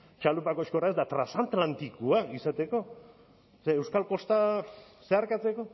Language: Basque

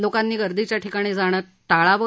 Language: Marathi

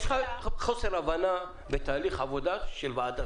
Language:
Hebrew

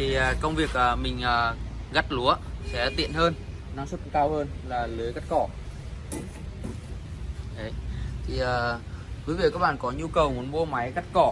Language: Vietnamese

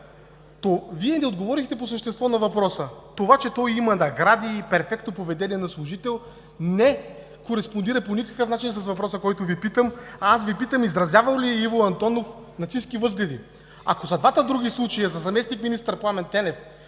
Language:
Bulgarian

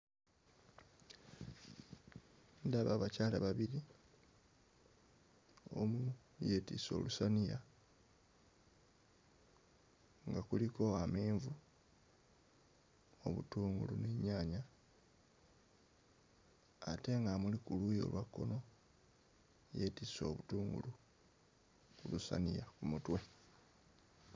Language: Ganda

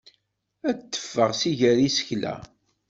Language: Kabyle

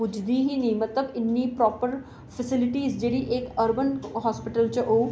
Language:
Dogri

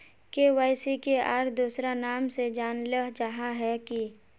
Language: Magahi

